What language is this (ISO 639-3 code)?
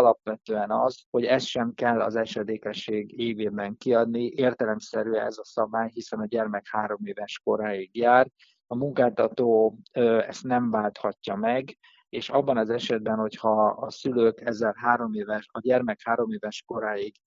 hun